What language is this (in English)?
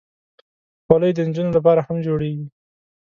Pashto